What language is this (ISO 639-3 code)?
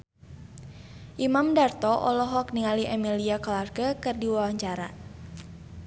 sun